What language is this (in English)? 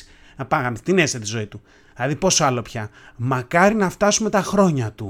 Greek